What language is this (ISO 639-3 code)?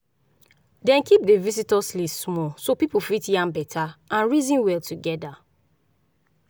pcm